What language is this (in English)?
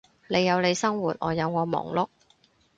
Cantonese